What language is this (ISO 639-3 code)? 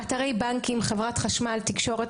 heb